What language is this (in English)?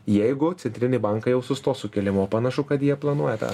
Lithuanian